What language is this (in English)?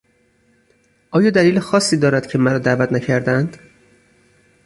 Persian